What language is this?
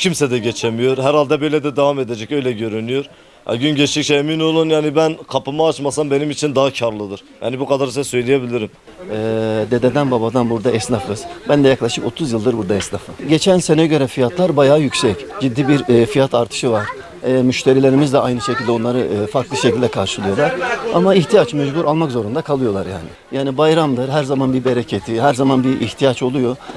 Turkish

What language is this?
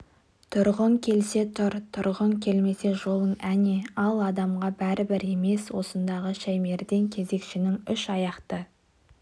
Kazakh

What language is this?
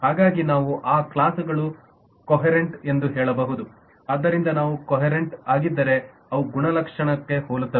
Kannada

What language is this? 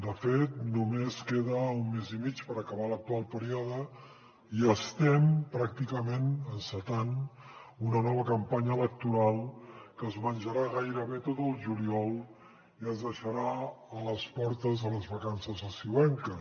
Catalan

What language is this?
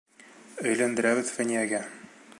Bashkir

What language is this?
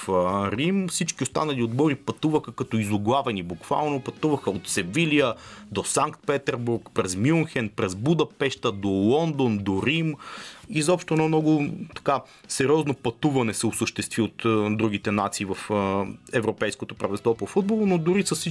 Bulgarian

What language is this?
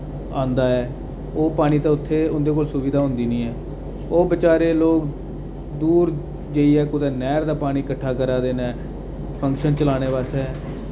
Dogri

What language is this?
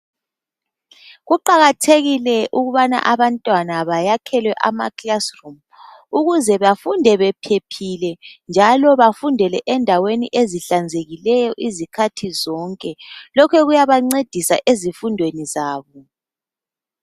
North Ndebele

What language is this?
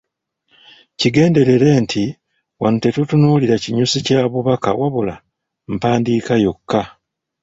Ganda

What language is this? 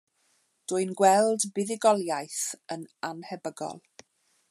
Welsh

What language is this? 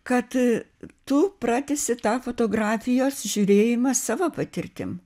Lithuanian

